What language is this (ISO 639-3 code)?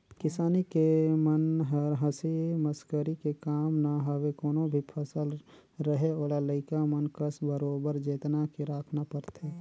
hne